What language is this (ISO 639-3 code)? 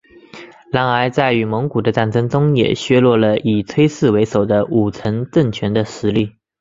zho